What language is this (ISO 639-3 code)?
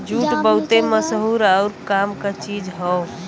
bho